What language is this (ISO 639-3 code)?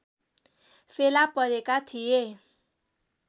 nep